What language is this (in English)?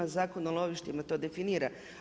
Croatian